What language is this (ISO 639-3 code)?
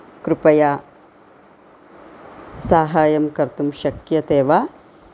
san